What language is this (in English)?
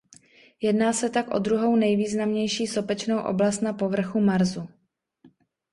Czech